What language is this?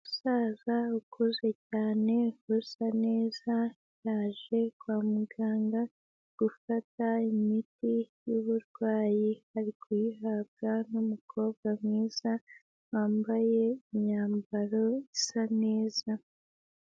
Kinyarwanda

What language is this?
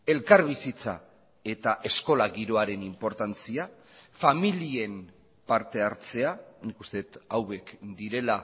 Basque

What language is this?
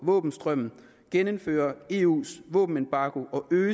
Danish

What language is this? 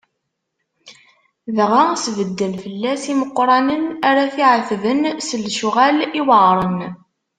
Kabyle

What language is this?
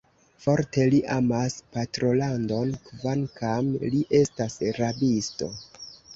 Esperanto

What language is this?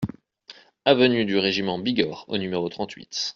French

